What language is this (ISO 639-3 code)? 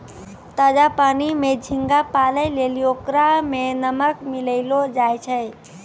mai